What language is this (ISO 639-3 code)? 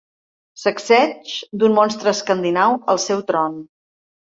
cat